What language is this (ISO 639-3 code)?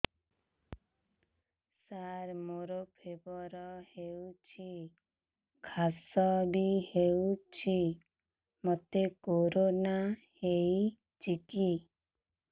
ori